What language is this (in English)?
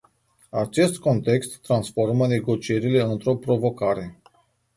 Romanian